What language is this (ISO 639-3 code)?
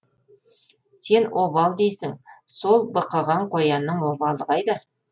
kaz